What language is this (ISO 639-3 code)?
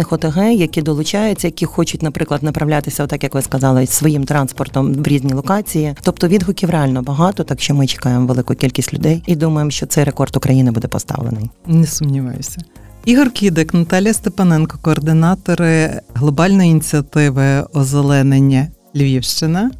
ukr